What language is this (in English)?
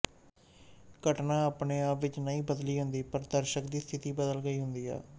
Punjabi